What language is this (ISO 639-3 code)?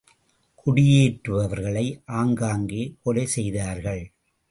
tam